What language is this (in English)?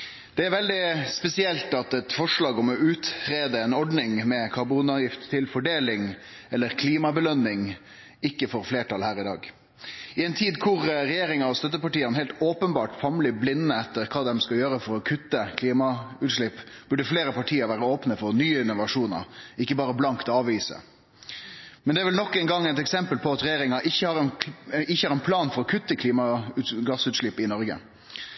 Norwegian Nynorsk